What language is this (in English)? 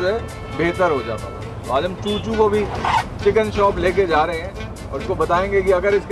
Hindi